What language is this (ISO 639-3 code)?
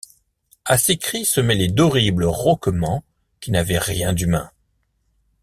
fra